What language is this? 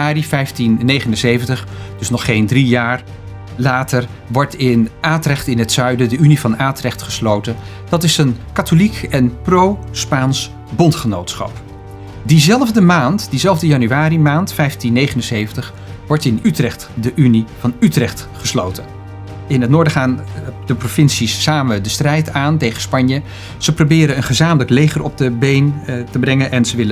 Dutch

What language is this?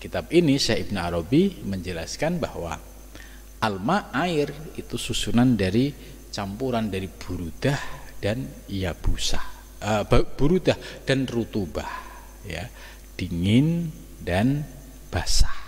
Indonesian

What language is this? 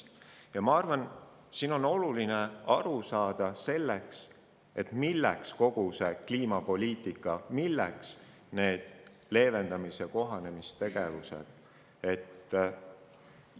Estonian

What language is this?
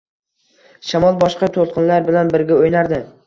Uzbek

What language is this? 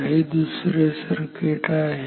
Marathi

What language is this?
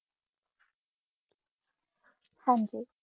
Punjabi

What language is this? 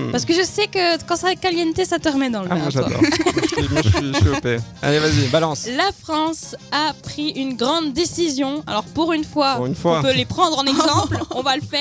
French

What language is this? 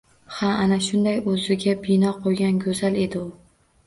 Uzbek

